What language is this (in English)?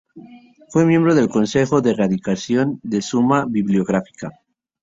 Spanish